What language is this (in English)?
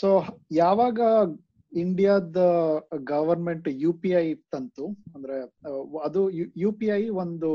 Kannada